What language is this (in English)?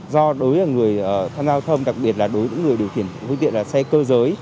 Vietnamese